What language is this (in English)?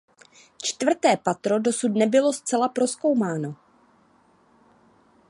Czech